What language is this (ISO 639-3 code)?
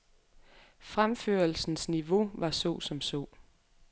dan